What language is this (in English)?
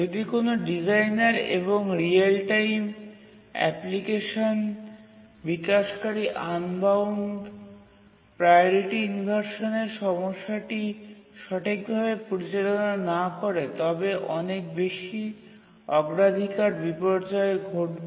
Bangla